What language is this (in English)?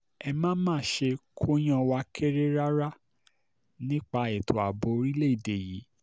Yoruba